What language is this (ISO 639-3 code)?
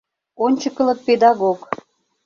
chm